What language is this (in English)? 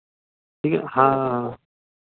Hindi